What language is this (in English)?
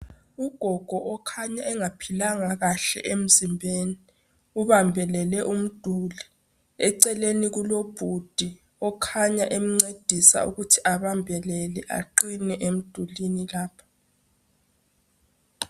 North Ndebele